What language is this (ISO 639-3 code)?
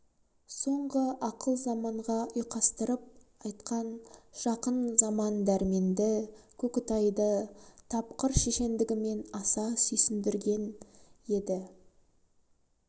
kaz